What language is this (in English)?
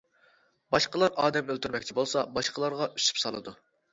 Uyghur